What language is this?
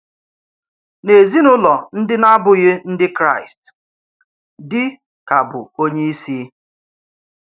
Igbo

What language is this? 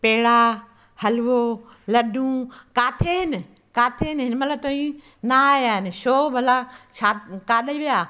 Sindhi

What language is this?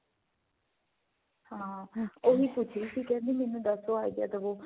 Punjabi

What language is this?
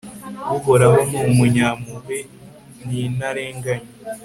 Kinyarwanda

